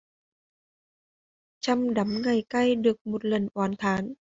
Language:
Vietnamese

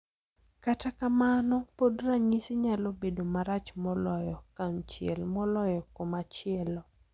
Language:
Luo (Kenya and Tanzania)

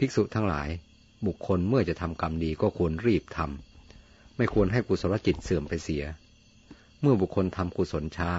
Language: Thai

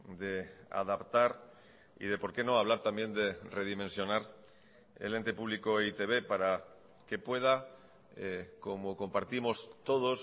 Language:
Spanish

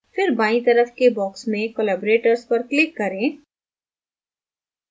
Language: Hindi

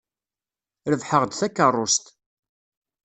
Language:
Kabyle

